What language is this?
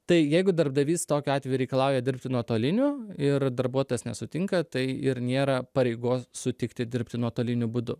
Lithuanian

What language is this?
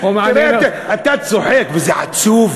Hebrew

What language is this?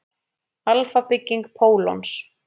Icelandic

